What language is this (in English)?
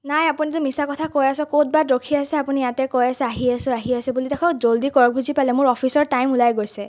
Assamese